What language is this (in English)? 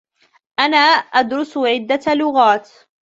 Arabic